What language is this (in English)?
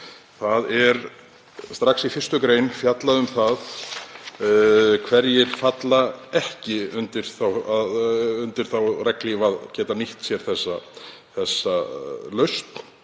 Icelandic